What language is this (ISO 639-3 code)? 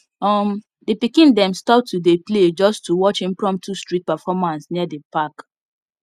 pcm